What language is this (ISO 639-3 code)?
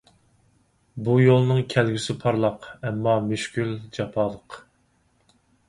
uig